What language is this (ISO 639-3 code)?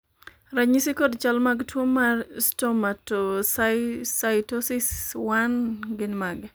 luo